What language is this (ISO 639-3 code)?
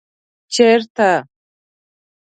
pus